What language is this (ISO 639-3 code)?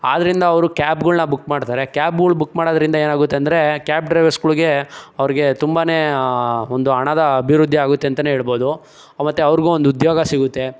kan